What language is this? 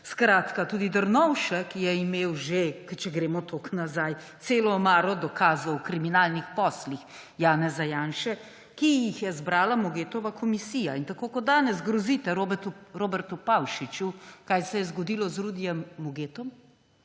Slovenian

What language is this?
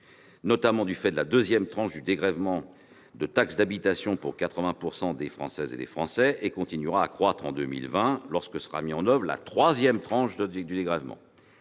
French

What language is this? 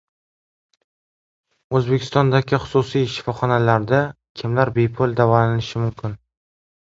Uzbek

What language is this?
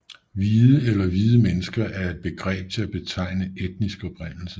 Danish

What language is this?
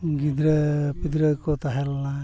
Santali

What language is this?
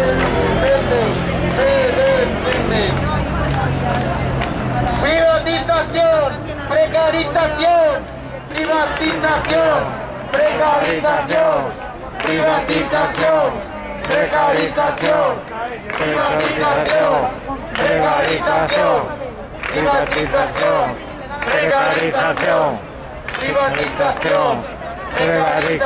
Spanish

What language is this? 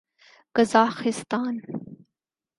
Urdu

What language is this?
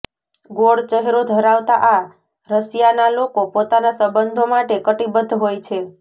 Gujarati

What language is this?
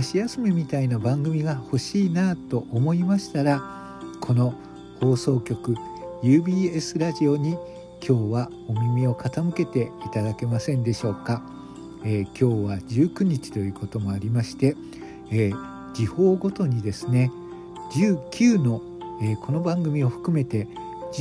Japanese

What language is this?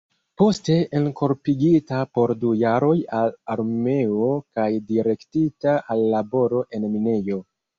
Esperanto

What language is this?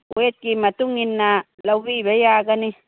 Manipuri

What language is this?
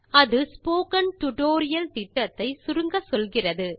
Tamil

